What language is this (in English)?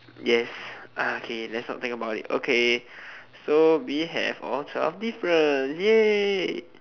English